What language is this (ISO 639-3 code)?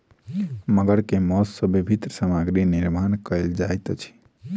mai